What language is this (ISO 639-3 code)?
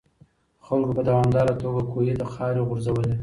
pus